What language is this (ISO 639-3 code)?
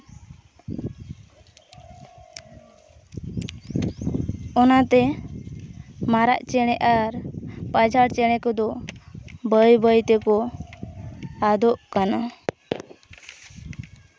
sat